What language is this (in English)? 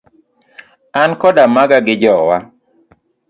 Luo (Kenya and Tanzania)